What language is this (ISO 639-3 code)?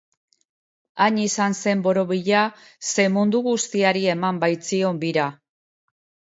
eus